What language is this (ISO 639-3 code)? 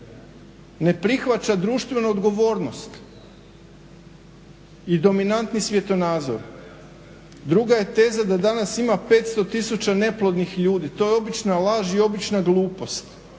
hrv